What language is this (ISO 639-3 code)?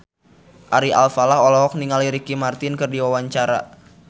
sun